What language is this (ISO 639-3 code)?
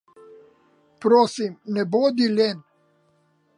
slv